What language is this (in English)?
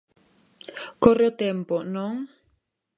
Galician